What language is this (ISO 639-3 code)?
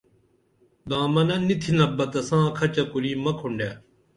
dml